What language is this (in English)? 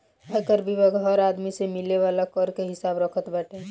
Bhojpuri